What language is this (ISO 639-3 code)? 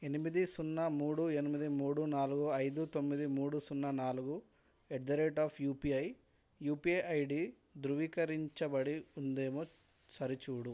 tel